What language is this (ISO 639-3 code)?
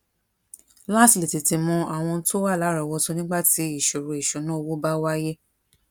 yor